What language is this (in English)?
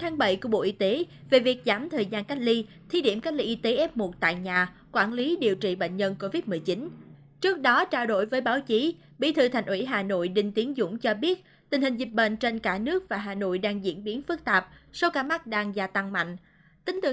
Vietnamese